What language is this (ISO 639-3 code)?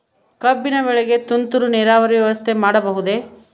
kan